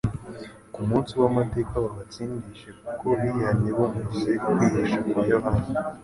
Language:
Kinyarwanda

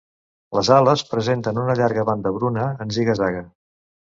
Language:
Catalan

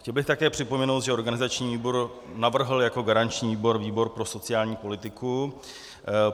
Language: Czech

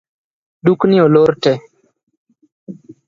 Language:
Luo (Kenya and Tanzania)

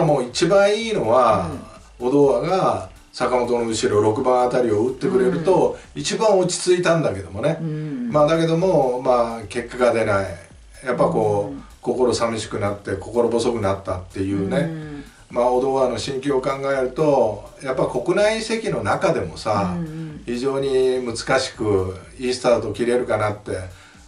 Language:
Japanese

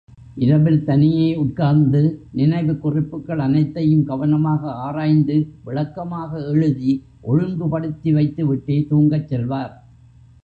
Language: Tamil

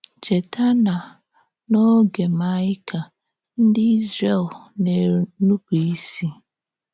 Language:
Igbo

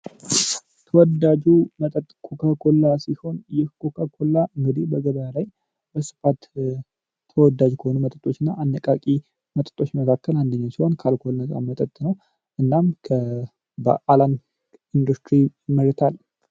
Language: Amharic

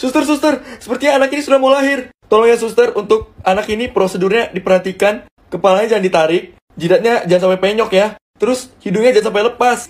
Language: Indonesian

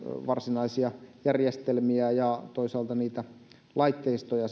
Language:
Finnish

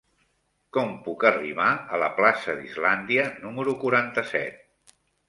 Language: Catalan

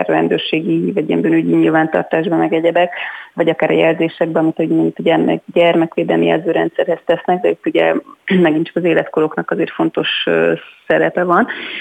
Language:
Hungarian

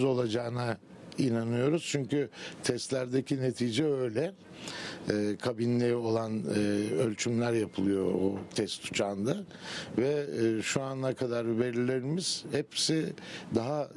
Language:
Turkish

